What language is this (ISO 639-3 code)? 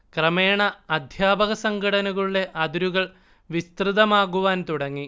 mal